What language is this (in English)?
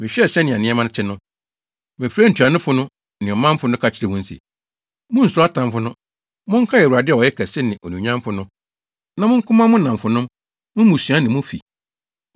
Akan